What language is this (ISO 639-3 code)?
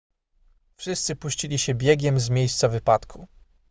pol